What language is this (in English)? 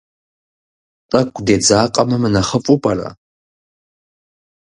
Kabardian